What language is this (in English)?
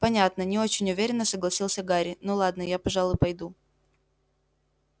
Russian